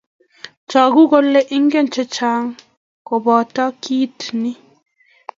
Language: Kalenjin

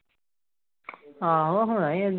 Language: Punjabi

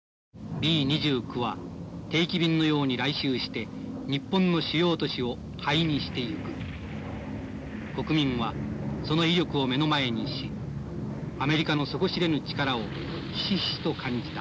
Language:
Japanese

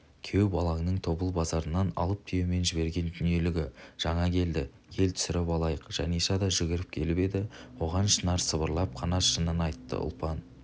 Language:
Kazakh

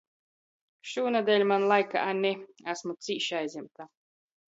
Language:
Latgalian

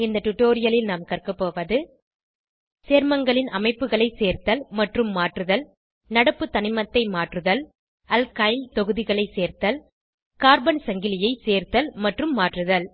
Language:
Tamil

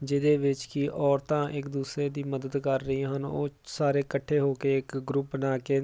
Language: Punjabi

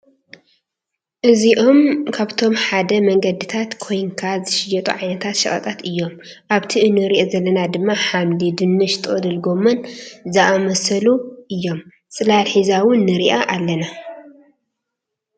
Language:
Tigrinya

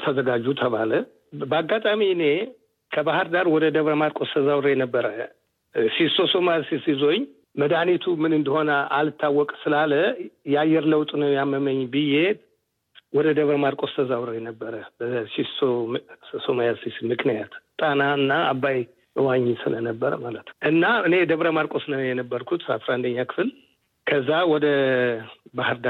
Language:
Amharic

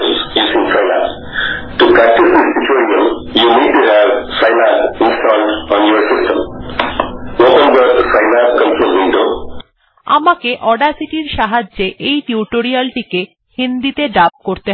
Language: Bangla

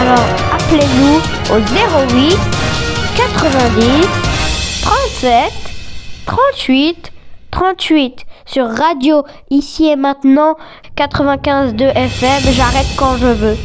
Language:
French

